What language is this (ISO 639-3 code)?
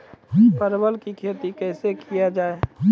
mai